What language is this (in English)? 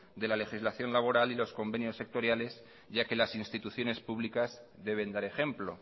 Spanish